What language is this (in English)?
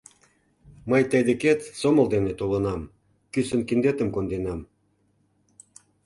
Mari